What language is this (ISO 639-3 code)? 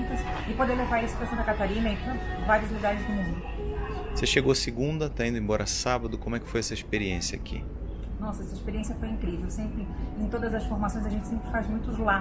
por